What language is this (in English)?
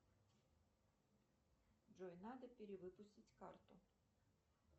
Russian